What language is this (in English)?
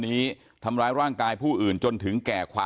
Thai